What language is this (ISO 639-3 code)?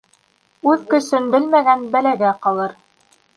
bak